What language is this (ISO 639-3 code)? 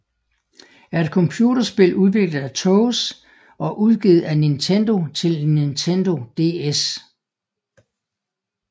dan